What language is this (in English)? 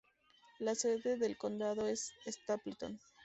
Spanish